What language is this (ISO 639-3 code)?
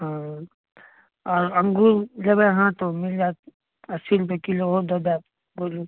mai